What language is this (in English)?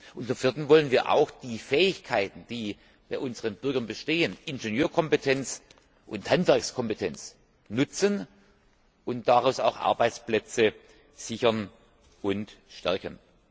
German